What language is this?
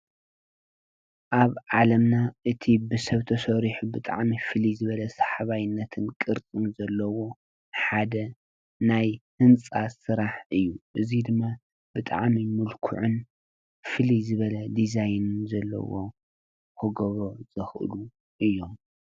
Tigrinya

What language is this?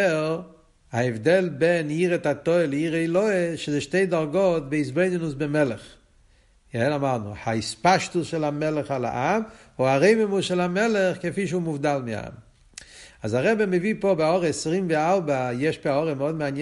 Hebrew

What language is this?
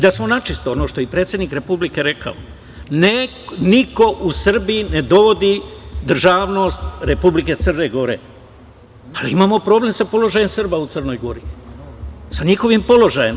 Serbian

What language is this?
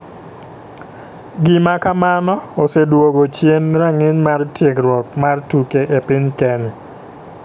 Luo (Kenya and Tanzania)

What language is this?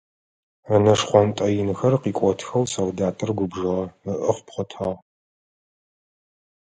Adyghe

